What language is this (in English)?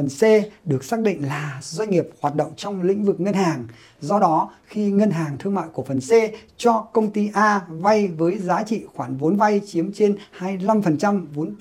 Vietnamese